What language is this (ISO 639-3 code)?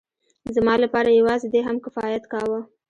pus